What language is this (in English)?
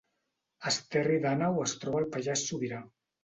Catalan